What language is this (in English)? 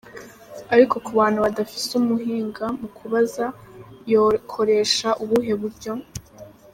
Kinyarwanda